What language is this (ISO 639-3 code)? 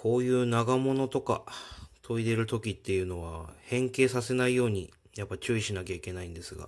jpn